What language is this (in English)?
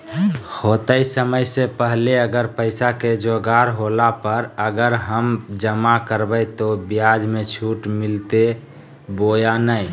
Magahi